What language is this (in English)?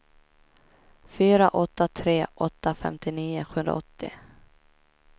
Swedish